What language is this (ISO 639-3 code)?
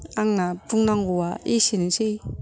brx